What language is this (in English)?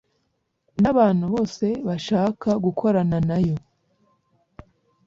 Kinyarwanda